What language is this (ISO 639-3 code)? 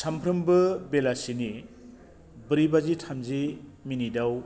brx